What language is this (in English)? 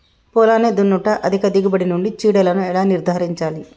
Telugu